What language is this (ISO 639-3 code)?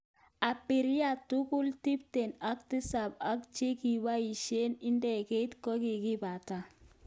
kln